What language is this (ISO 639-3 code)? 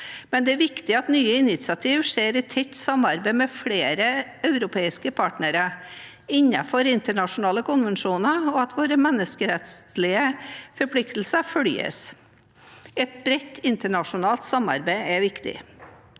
nor